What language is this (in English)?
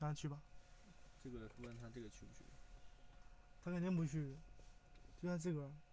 Chinese